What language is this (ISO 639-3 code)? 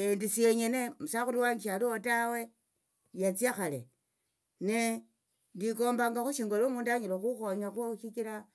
lto